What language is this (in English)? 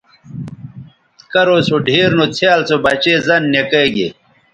Bateri